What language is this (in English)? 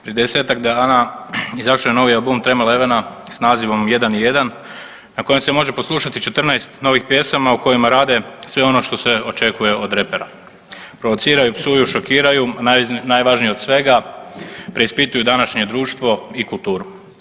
Croatian